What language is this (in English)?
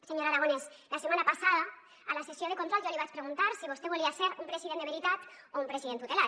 Catalan